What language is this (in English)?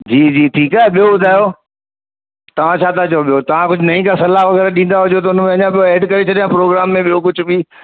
Sindhi